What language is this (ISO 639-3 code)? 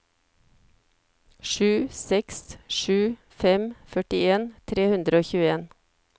nor